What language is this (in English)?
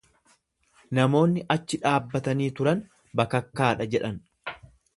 Oromo